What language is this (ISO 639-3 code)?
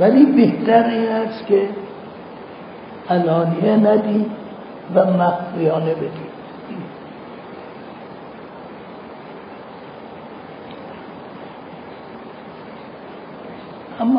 fas